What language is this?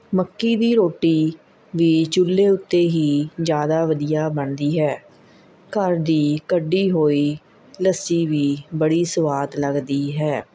Punjabi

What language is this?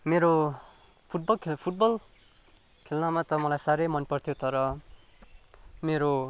Nepali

